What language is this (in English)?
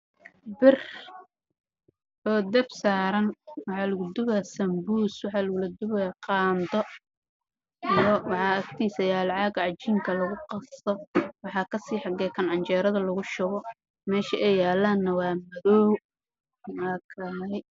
Somali